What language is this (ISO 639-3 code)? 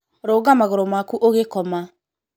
kik